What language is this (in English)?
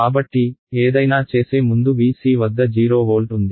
Telugu